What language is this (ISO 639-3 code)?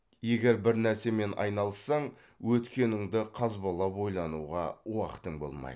kaz